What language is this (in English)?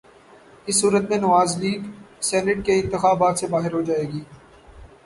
Urdu